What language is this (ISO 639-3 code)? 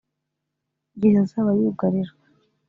kin